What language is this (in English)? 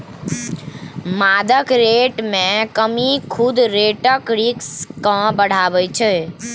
Maithili